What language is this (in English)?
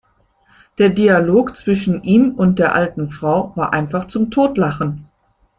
German